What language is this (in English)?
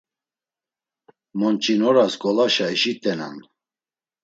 Laz